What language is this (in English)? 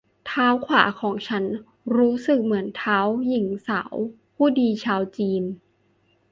Thai